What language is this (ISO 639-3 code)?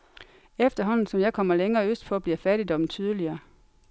dan